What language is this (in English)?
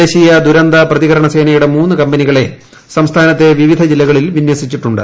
Malayalam